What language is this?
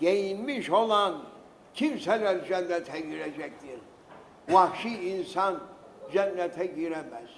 Turkish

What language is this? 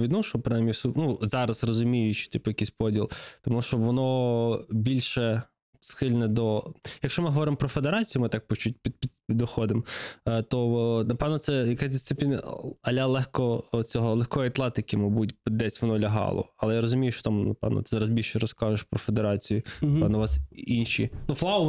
Ukrainian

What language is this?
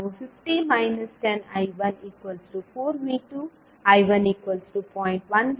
Kannada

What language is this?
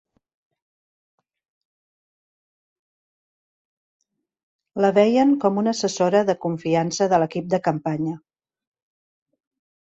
Catalan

